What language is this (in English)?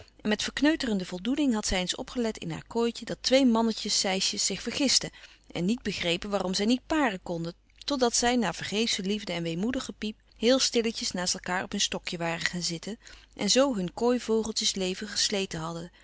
Dutch